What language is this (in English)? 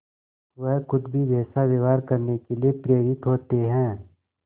Hindi